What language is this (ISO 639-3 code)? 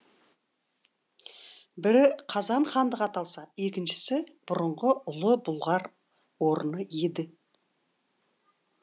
kaz